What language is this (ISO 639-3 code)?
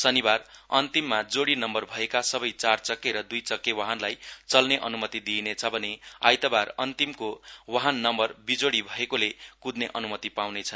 nep